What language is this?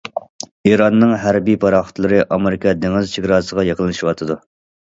Uyghur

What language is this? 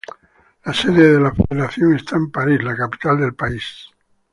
Spanish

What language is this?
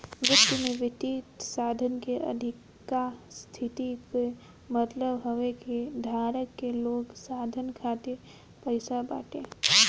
Bhojpuri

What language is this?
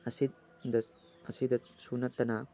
Manipuri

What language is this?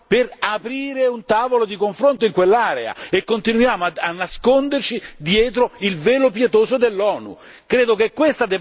Italian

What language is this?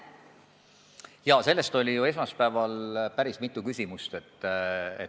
Estonian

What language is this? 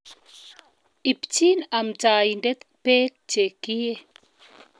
Kalenjin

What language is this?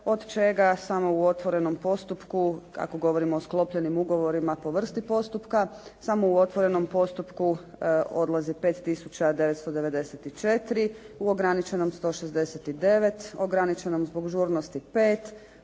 Croatian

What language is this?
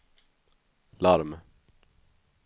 Swedish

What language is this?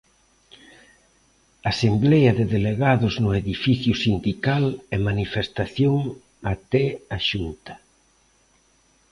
Galician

